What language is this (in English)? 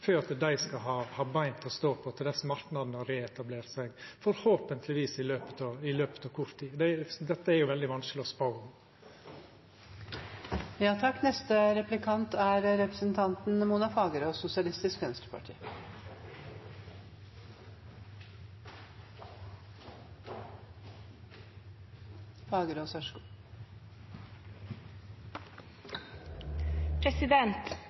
Norwegian Nynorsk